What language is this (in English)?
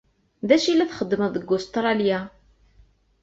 Kabyle